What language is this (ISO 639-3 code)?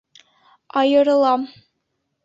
bak